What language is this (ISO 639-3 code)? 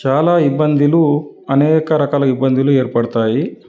tel